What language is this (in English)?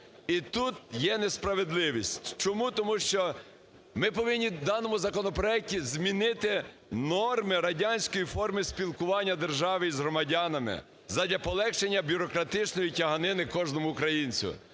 Ukrainian